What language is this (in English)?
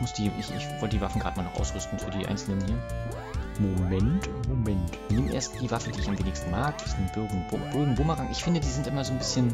German